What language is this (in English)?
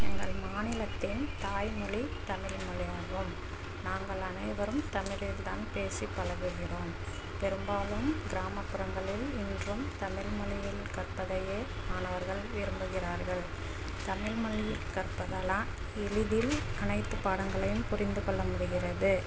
Tamil